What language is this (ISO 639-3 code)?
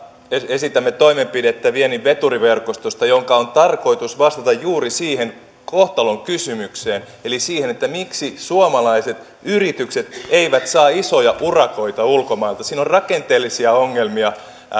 fin